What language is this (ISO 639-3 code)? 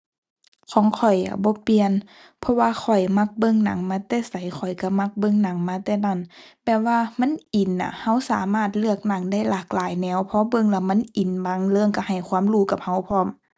tha